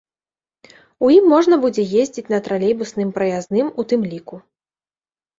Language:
Belarusian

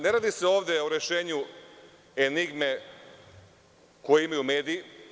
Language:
Serbian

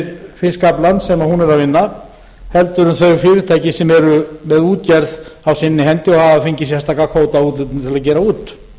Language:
Icelandic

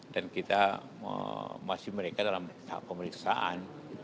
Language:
Indonesian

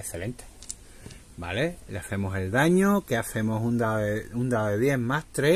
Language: Spanish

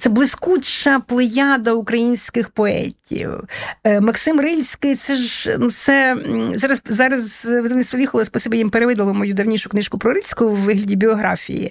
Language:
Ukrainian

